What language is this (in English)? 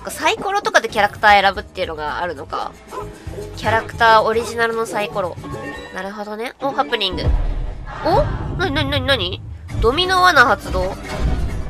Japanese